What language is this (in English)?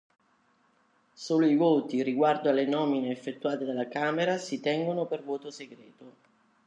Italian